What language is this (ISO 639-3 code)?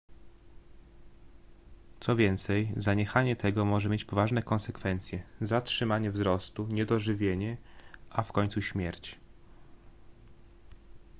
pol